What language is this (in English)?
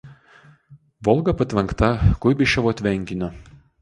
Lithuanian